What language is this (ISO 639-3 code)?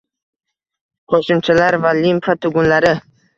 uzb